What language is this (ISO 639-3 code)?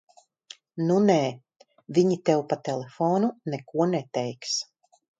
lav